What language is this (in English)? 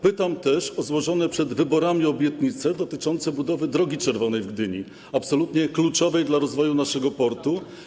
Polish